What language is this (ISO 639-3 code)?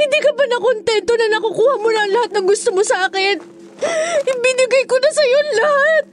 fil